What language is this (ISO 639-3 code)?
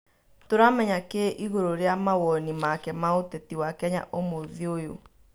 kik